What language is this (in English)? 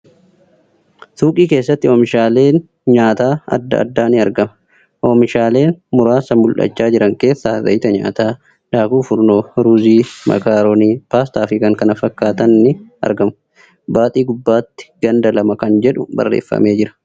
Oromo